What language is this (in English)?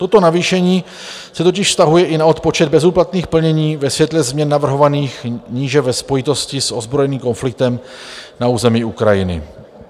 Czech